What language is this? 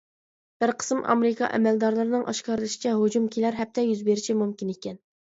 Uyghur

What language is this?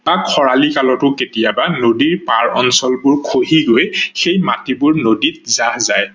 Assamese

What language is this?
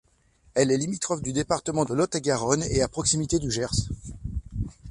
French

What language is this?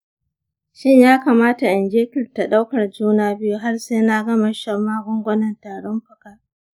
Hausa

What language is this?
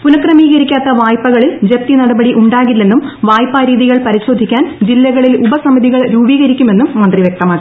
Malayalam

